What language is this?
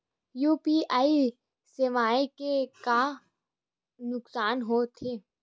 Chhattisgarhi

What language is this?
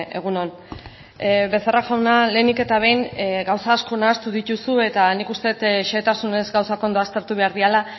Basque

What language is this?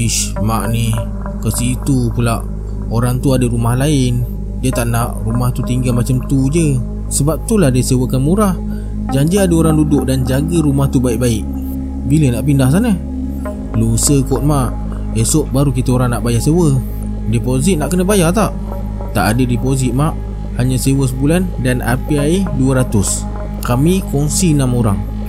Malay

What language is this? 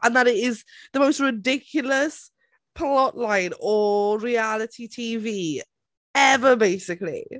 Welsh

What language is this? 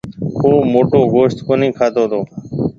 Marwari (Pakistan)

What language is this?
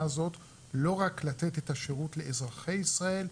Hebrew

